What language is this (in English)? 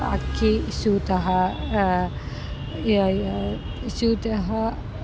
Sanskrit